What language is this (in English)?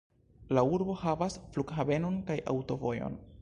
Esperanto